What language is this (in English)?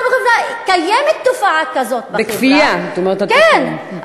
Hebrew